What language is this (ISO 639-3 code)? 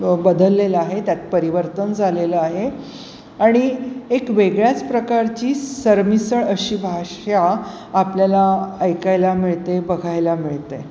mar